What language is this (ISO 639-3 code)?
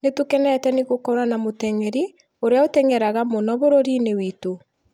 kik